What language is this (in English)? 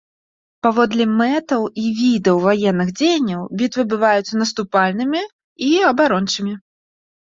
Belarusian